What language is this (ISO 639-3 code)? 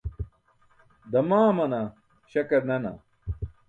bsk